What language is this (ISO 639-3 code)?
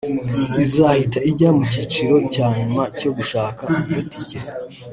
kin